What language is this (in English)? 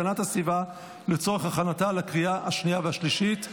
Hebrew